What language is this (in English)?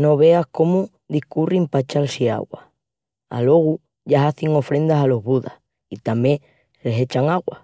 Extremaduran